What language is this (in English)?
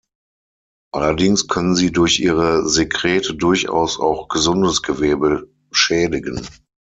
German